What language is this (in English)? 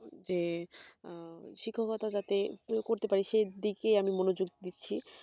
Bangla